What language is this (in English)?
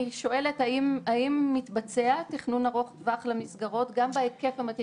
Hebrew